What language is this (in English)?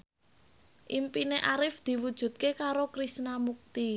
Javanese